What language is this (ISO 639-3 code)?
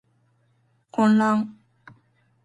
jpn